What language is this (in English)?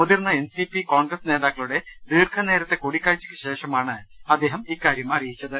Malayalam